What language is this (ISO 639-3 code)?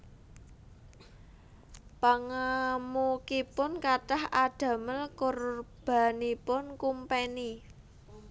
jav